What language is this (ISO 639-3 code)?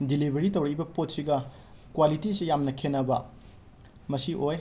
mni